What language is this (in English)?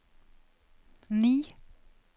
Norwegian